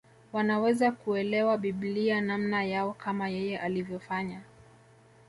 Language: Swahili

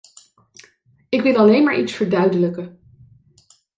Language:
Dutch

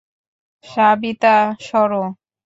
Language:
Bangla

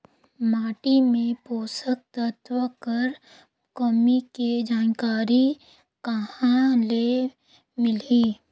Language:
Chhattisgarhi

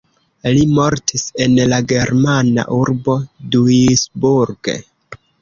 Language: Esperanto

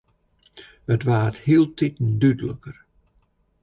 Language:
Western Frisian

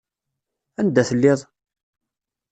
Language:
Kabyle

